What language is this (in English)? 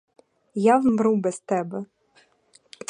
Ukrainian